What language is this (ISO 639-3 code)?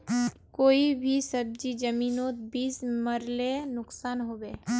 mag